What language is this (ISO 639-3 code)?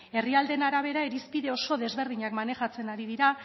eus